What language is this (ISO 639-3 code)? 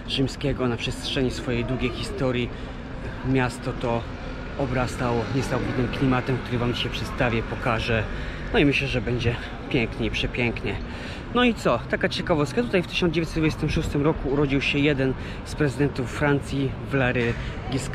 pol